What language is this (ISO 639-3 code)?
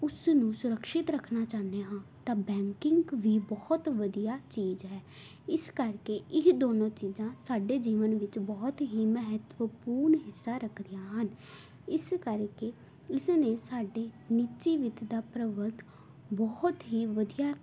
pan